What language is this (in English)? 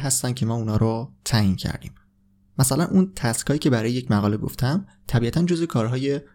Persian